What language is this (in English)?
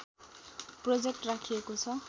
Nepali